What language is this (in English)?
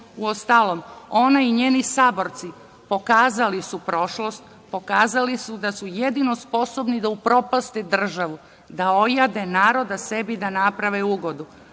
Serbian